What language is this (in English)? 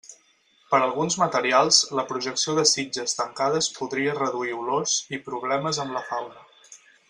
Catalan